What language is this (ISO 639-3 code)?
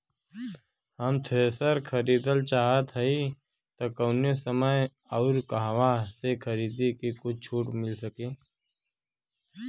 bho